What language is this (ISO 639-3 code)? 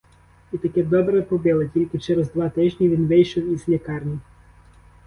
ukr